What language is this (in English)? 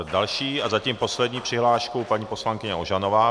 Czech